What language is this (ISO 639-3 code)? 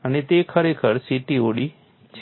guj